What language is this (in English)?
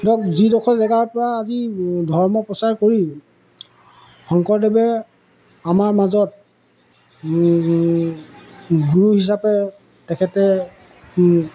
Assamese